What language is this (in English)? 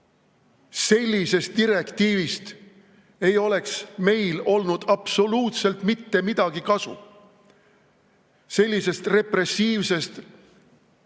Estonian